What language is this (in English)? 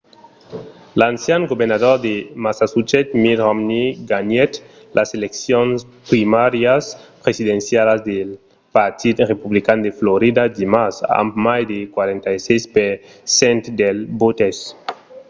Occitan